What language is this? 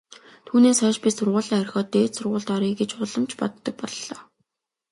Mongolian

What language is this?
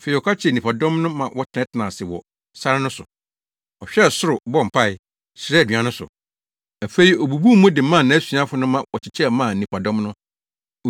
Akan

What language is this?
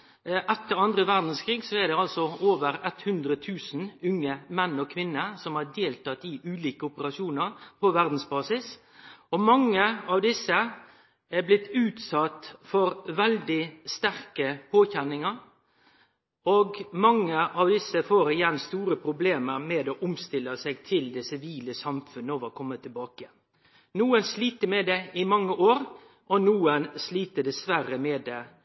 Norwegian Nynorsk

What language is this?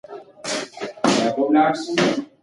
Pashto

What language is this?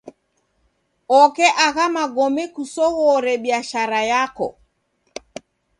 Taita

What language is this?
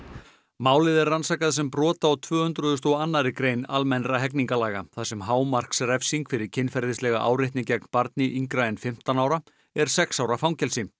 Icelandic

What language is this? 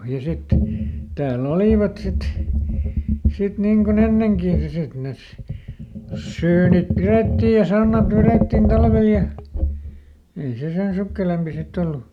Finnish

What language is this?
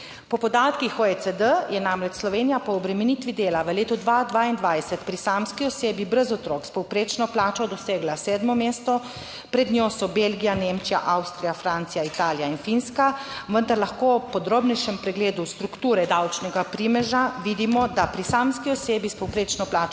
Slovenian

